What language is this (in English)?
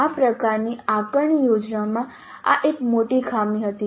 Gujarati